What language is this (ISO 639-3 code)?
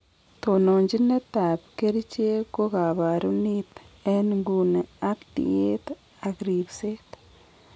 kln